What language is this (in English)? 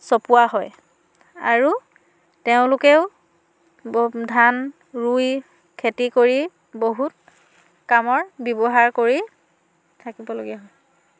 Assamese